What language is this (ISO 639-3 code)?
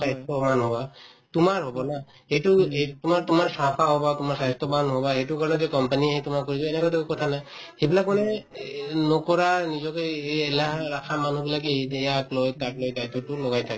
asm